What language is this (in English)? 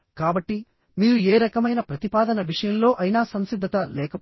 Telugu